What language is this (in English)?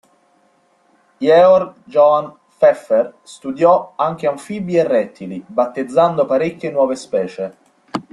Italian